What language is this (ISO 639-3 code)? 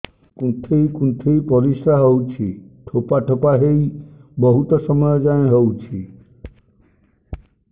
ori